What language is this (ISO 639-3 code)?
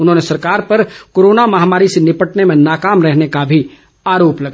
hin